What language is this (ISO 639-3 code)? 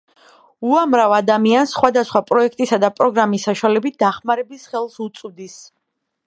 kat